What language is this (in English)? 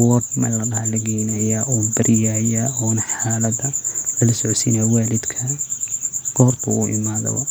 Somali